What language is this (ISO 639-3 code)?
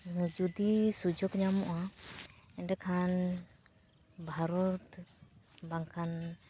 sat